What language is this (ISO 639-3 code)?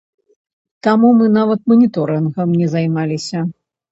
bel